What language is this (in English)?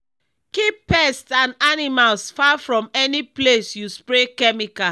Nigerian Pidgin